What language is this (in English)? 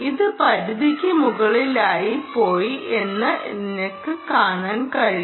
Malayalam